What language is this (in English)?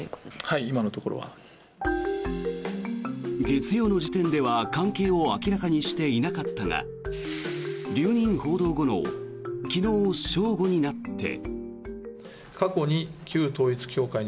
Japanese